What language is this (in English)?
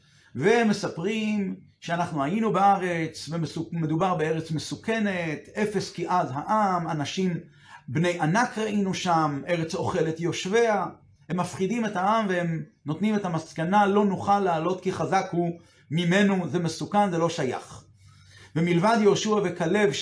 Hebrew